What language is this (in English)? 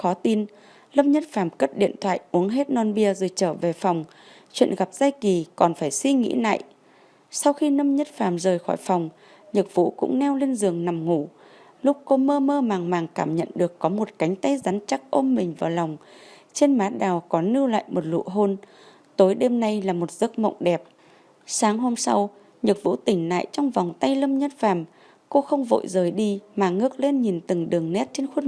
Vietnamese